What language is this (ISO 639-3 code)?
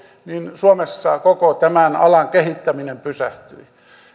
fin